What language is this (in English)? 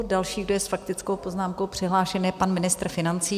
Czech